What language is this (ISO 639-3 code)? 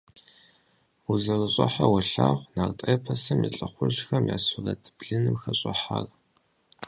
kbd